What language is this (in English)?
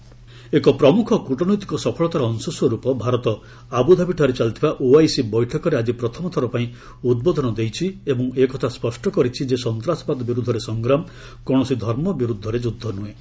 Odia